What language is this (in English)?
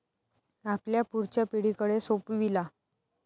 Marathi